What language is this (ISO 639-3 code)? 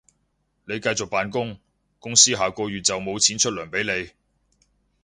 yue